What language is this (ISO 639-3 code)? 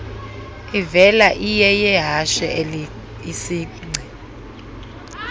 xho